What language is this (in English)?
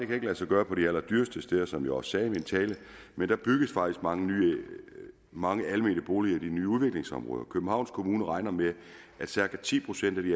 Danish